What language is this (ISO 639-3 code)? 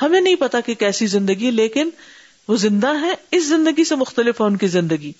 urd